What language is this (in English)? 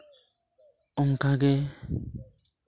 Santali